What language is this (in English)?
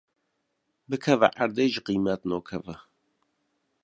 Kurdish